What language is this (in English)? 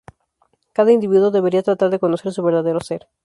Spanish